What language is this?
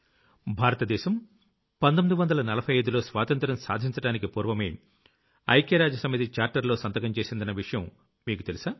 Telugu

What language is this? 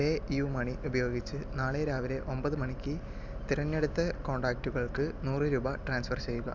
Malayalam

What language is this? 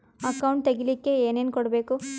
Kannada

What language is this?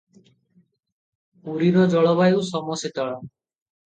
Odia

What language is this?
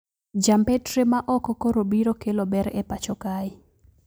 Luo (Kenya and Tanzania)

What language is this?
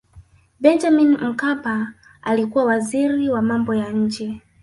Swahili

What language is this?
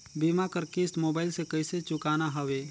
Chhattisgarhi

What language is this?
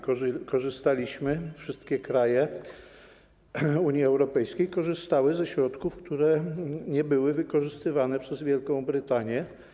Polish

